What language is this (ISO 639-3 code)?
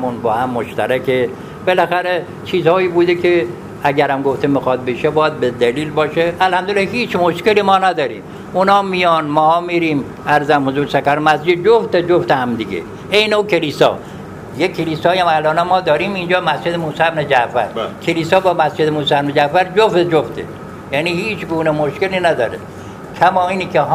fas